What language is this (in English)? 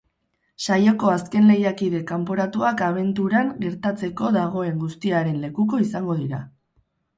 Basque